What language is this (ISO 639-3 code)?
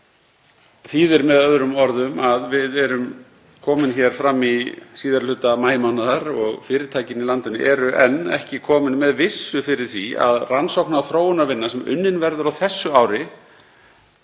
isl